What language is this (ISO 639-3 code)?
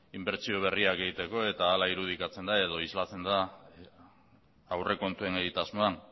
eus